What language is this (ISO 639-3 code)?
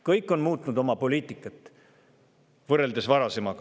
est